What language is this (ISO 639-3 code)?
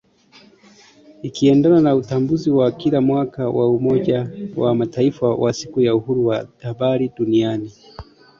swa